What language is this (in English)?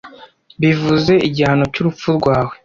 Kinyarwanda